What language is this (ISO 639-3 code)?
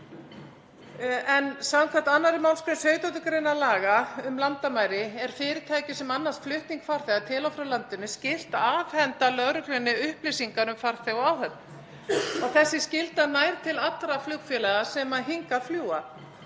isl